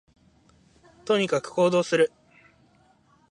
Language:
Japanese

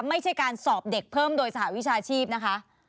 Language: Thai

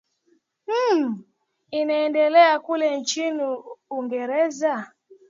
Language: Swahili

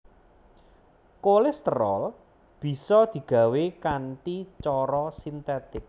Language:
Javanese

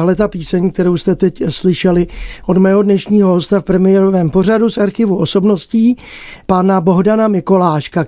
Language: Czech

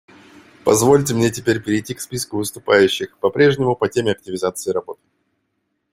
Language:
Russian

